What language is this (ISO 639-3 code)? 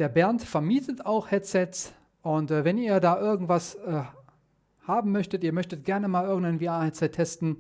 deu